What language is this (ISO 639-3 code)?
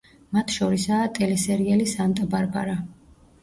kat